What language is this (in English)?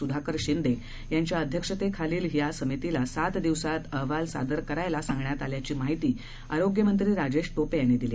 Marathi